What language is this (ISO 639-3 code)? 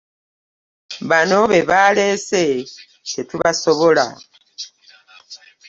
lug